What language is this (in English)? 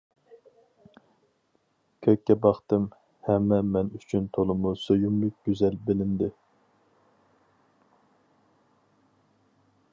Uyghur